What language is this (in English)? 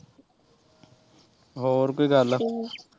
Punjabi